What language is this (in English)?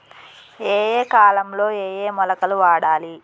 Telugu